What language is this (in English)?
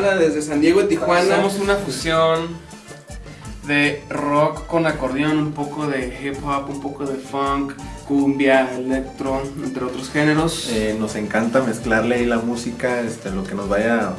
Spanish